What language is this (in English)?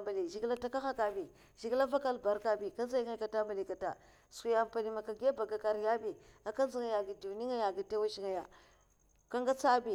Mafa